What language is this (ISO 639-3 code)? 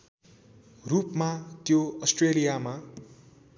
nep